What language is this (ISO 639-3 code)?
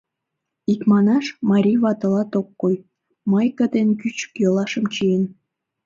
chm